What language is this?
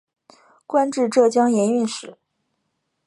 Chinese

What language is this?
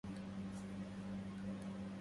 Arabic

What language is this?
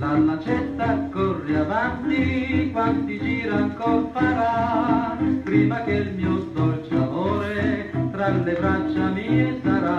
Italian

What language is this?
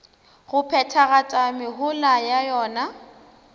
Northern Sotho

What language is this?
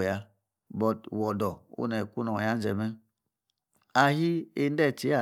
Yace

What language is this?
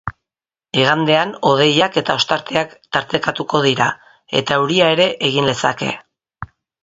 Basque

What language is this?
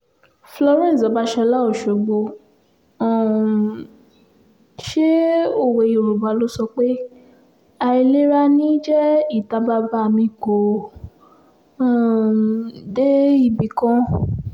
Yoruba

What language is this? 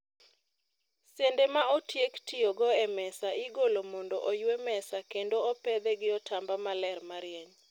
Luo (Kenya and Tanzania)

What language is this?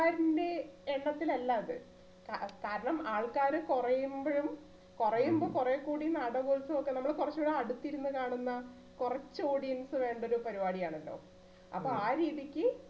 Malayalam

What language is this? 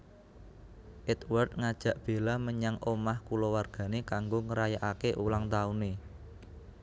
Javanese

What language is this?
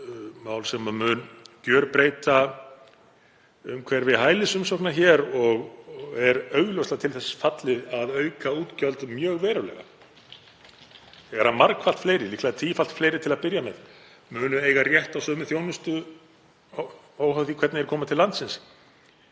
Icelandic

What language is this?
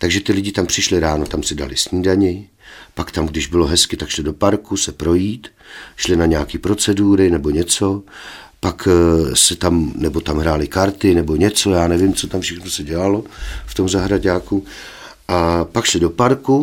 Czech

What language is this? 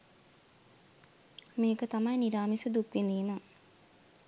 Sinhala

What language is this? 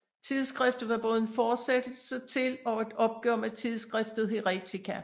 Danish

